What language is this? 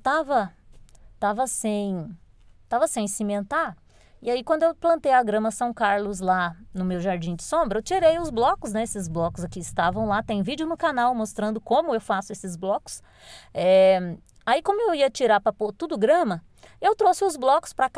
Portuguese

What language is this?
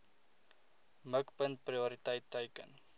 Afrikaans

